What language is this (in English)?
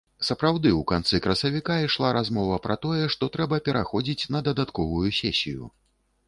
Belarusian